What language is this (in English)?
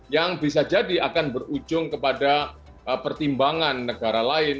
Indonesian